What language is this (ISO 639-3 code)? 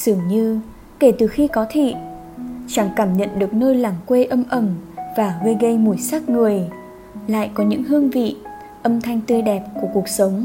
vie